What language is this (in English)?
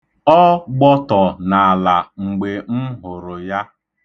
Igbo